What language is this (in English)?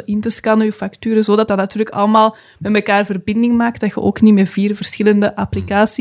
Dutch